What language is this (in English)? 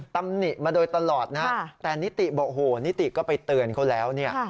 Thai